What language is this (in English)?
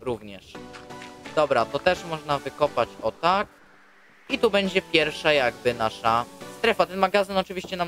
Polish